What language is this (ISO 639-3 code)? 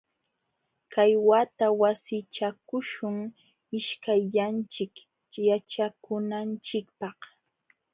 qxw